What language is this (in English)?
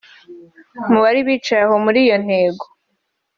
Kinyarwanda